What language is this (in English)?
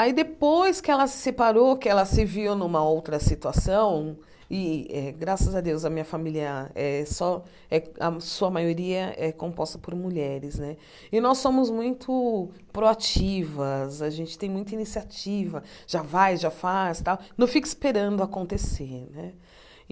Portuguese